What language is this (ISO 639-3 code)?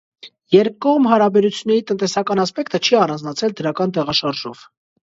hye